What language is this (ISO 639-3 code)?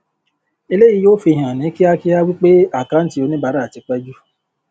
yor